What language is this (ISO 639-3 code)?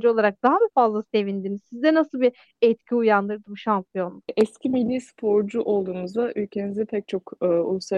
tur